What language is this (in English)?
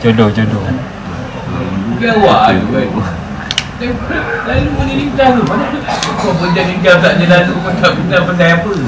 Malay